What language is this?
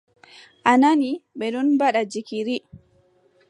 Adamawa Fulfulde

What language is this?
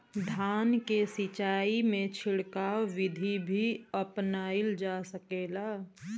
Bhojpuri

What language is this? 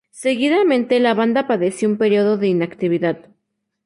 Spanish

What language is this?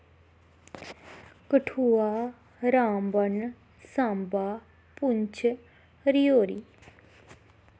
Dogri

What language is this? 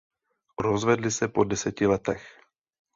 Czech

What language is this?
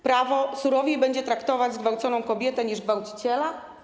Polish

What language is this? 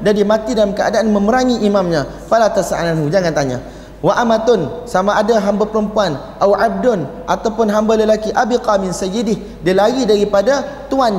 Malay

